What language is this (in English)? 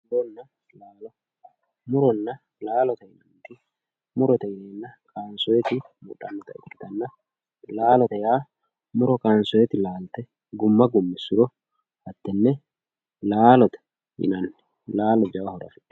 Sidamo